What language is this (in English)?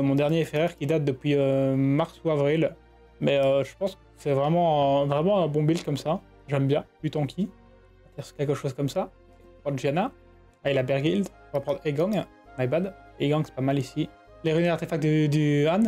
French